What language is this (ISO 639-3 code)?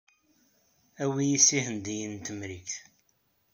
kab